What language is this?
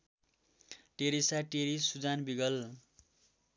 Nepali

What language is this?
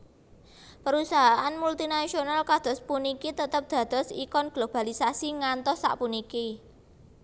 Javanese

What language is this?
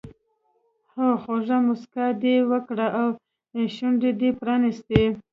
Pashto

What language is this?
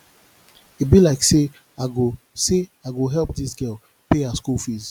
Nigerian Pidgin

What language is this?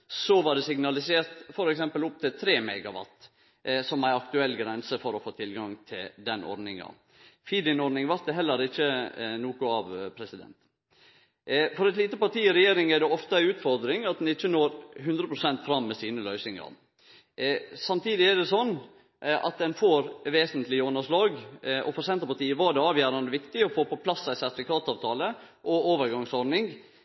Norwegian Nynorsk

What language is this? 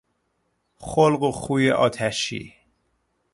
Persian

